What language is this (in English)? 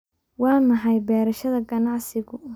Somali